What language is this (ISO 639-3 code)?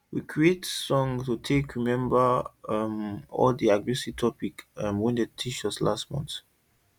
pcm